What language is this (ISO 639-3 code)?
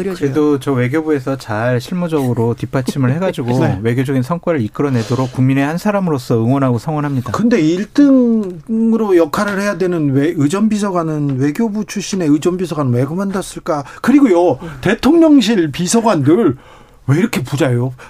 kor